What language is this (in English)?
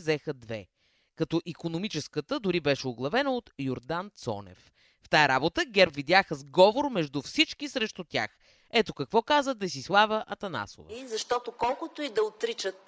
Bulgarian